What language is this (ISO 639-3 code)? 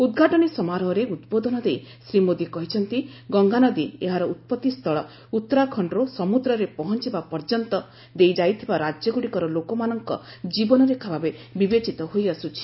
ori